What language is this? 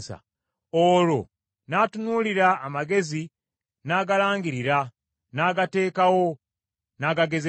Ganda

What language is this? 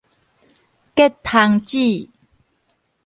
Min Nan Chinese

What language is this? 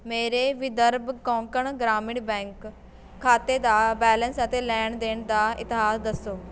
Punjabi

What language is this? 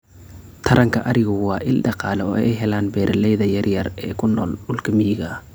Somali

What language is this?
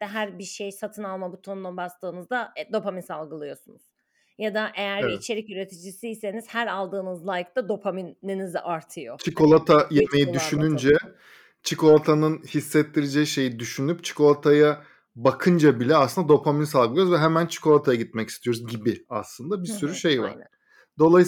Turkish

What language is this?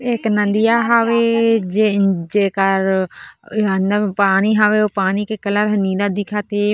Chhattisgarhi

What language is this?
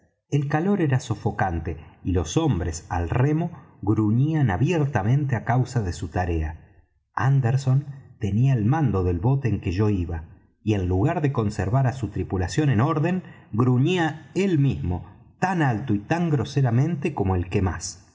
Spanish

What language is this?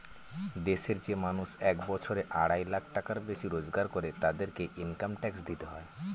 Bangla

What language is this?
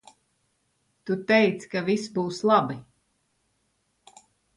Latvian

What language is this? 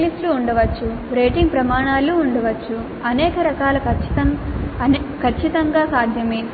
Telugu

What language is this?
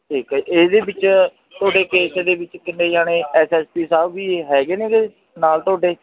Punjabi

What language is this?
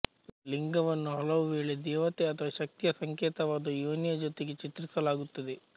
Kannada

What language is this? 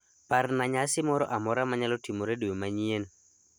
Luo (Kenya and Tanzania)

